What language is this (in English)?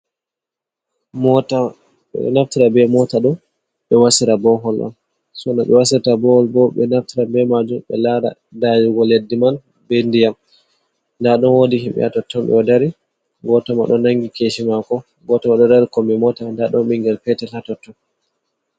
Fula